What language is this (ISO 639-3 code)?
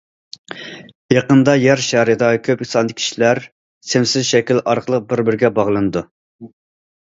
uig